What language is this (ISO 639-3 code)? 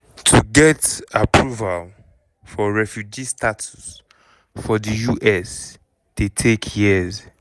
pcm